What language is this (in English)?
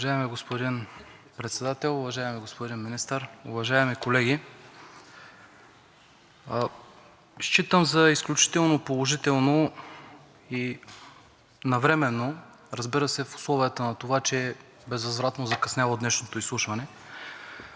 Bulgarian